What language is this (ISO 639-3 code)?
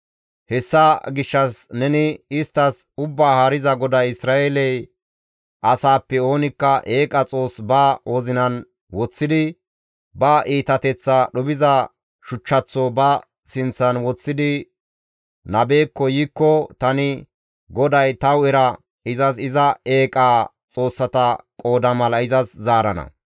gmv